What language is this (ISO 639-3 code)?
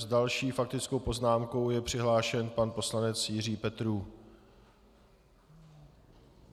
ces